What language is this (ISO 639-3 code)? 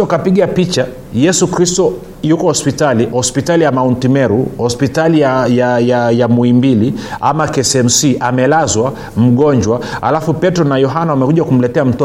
swa